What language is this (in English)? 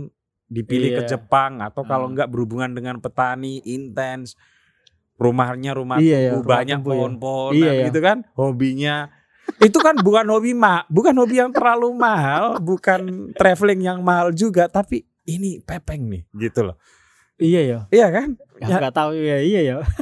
Indonesian